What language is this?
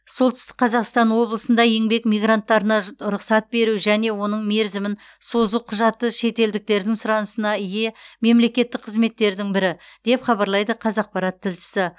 Kazakh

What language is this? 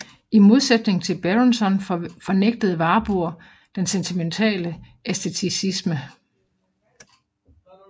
Danish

